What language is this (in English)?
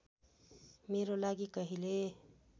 Nepali